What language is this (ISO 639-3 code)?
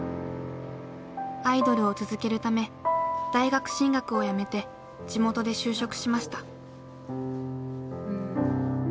jpn